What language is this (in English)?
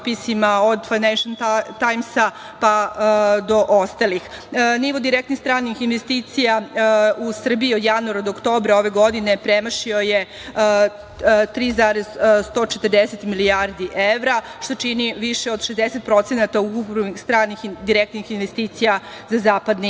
Serbian